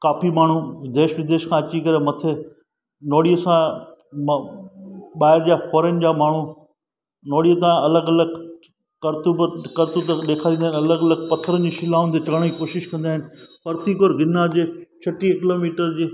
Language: Sindhi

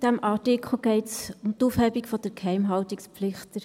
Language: Swiss German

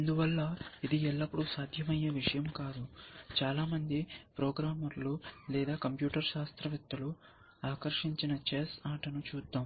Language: Telugu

